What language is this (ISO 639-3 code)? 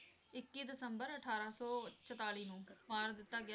pan